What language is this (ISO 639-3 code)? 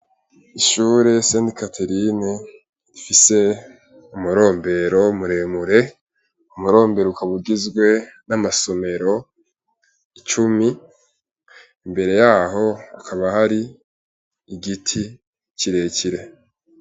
run